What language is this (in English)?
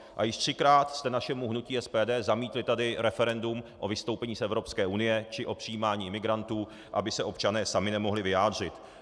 Czech